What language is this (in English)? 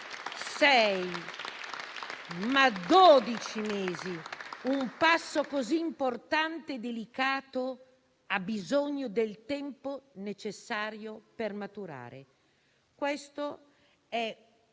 Italian